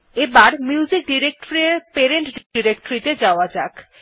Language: Bangla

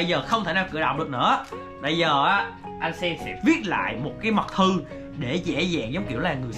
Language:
Vietnamese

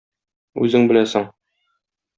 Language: Tatar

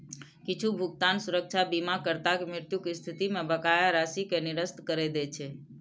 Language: Maithili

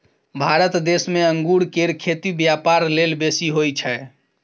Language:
Maithili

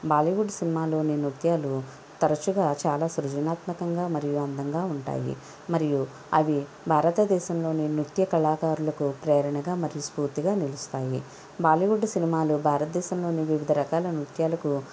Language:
Telugu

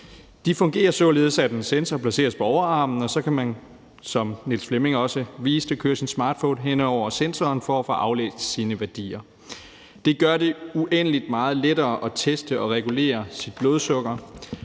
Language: Danish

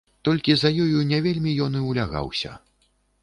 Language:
Belarusian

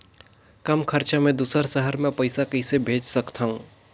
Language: Chhattisgarhi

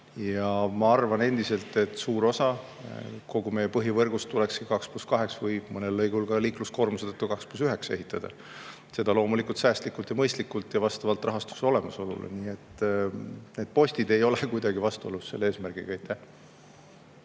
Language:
Estonian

